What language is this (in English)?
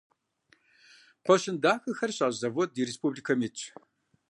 Kabardian